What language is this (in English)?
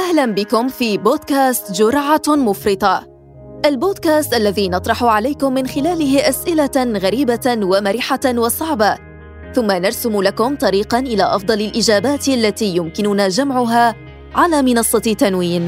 Arabic